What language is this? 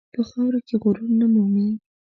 Pashto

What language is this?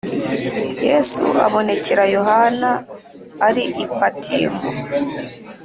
Kinyarwanda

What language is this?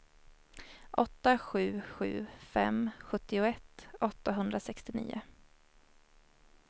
Swedish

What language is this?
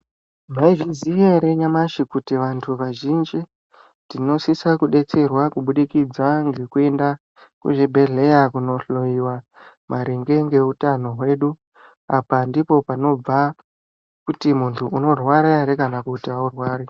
Ndau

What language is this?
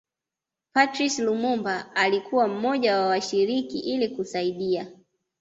Swahili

